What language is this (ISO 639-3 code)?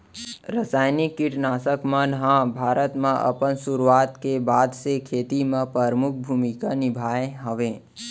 hne